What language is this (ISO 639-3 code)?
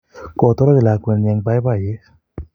kln